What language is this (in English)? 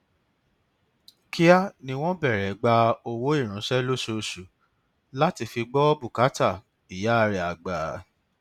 Yoruba